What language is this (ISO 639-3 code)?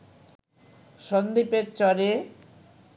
ben